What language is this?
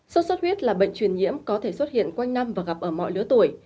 Vietnamese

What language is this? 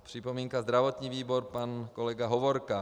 Czech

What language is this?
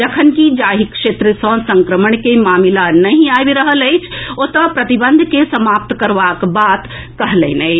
Maithili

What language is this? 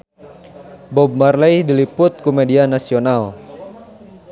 Sundanese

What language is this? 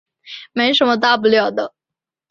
Chinese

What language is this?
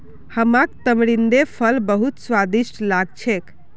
Magahi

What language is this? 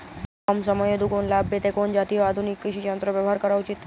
Bangla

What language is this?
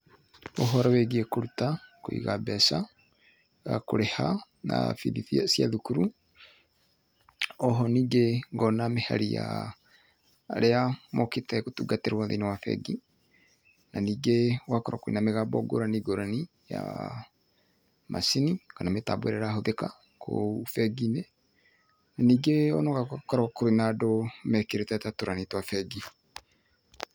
Kikuyu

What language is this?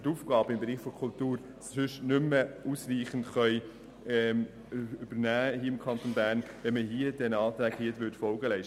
Swiss German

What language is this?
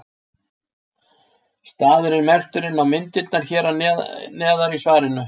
Icelandic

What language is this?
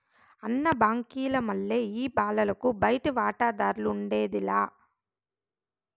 Telugu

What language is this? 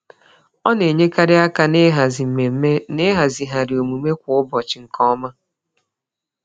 Igbo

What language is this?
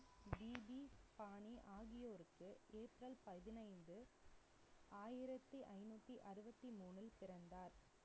Tamil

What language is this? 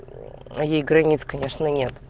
Russian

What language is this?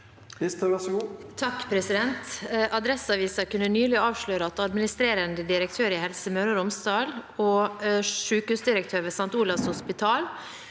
Norwegian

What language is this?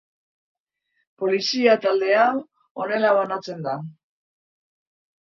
Basque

